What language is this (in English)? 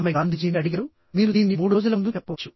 Telugu